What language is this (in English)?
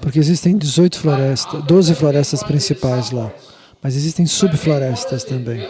Portuguese